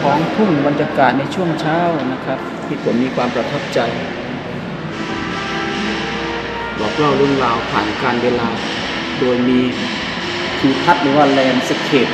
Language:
Thai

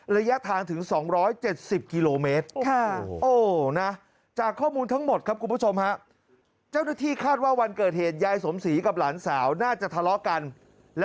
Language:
Thai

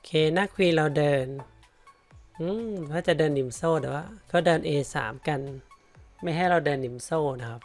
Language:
Thai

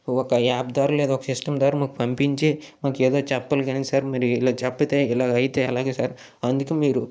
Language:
Telugu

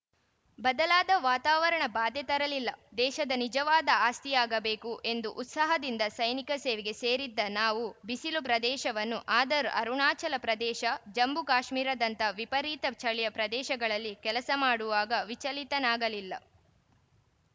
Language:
Kannada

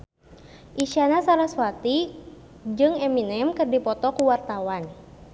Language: Sundanese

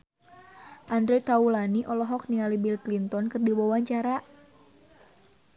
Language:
Sundanese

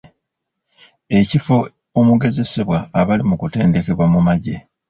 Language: Ganda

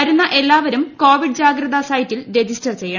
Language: Malayalam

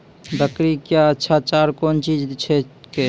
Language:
Maithili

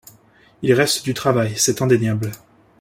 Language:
French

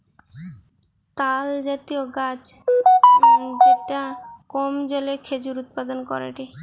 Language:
Bangla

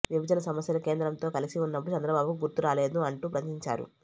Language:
Telugu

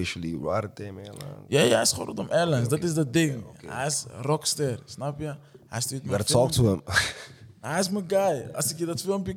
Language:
Dutch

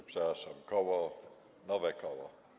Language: Polish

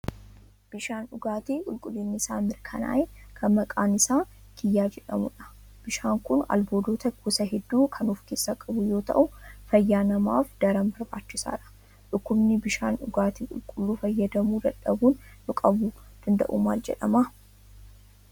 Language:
Oromo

